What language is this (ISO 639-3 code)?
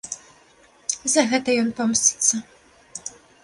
bel